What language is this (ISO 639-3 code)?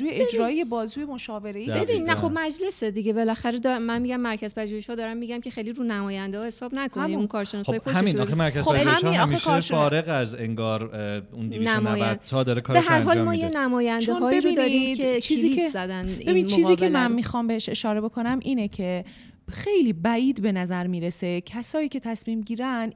fas